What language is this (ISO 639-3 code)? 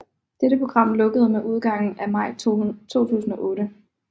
dan